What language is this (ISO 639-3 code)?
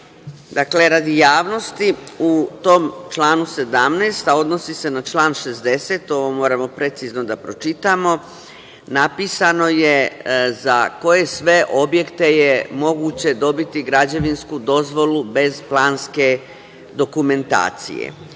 srp